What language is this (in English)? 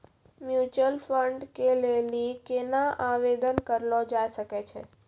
Maithili